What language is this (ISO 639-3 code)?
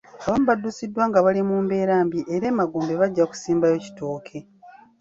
lug